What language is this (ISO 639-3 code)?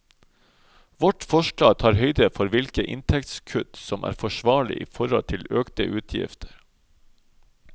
nor